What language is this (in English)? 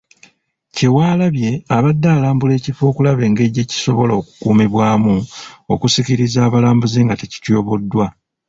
Ganda